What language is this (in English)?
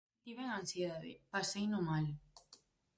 Galician